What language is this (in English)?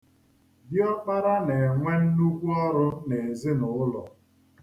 Igbo